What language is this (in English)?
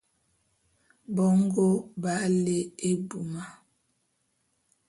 Bulu